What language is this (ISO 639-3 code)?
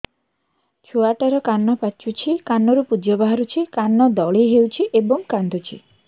ori